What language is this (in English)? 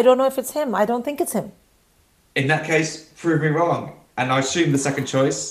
English